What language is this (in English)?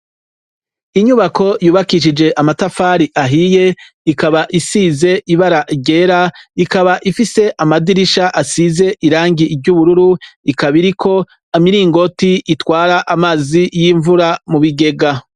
Rundi